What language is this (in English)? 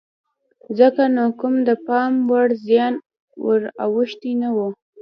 Pashto